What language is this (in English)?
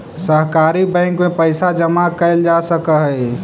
Magahi